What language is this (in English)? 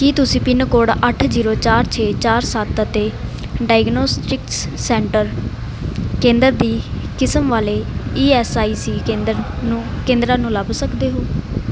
Punjabi